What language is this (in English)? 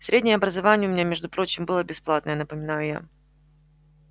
Russian